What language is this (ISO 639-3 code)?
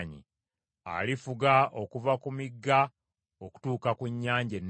lug